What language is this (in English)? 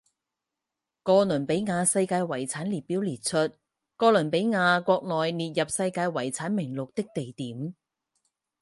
Chinese